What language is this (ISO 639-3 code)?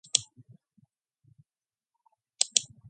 mon